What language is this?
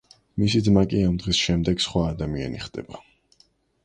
Georgian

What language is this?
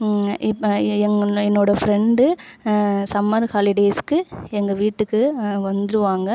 Tamil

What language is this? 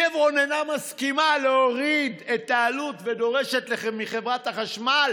Hebrew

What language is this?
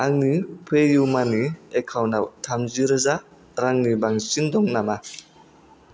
Bodo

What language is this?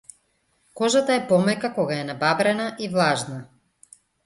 Macedonian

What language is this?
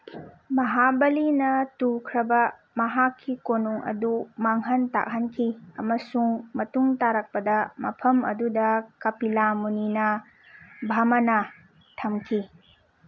Manipuri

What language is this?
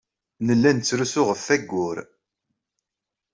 Kabyle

